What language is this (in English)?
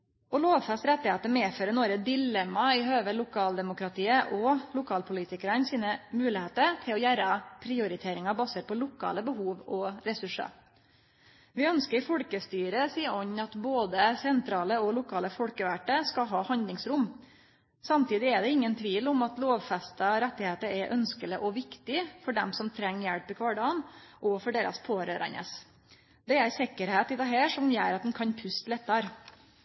Norwegian Nynorsk